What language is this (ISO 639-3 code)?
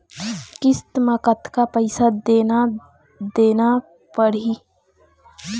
hne